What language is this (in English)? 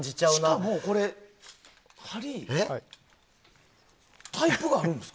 Japanese